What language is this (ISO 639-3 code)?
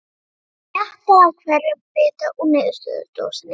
isl